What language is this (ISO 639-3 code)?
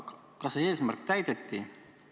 est